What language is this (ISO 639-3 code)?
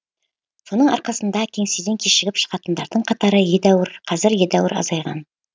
kaz